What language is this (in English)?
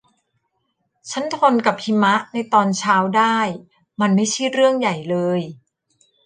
Thai